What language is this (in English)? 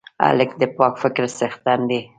Pashto